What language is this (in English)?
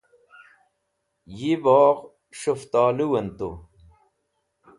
Wakhi